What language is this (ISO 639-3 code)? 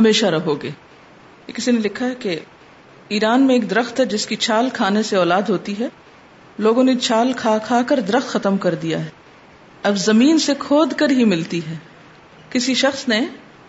urd